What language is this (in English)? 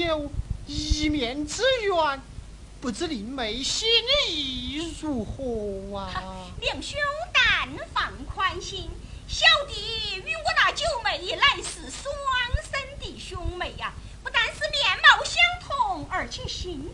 Chinese